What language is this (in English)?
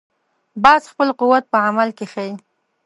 Pashto